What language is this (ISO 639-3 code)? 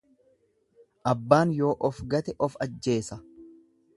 orm